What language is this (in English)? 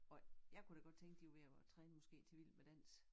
Danish